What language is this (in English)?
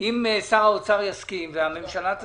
Hebrew